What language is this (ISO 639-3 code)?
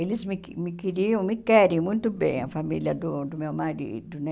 por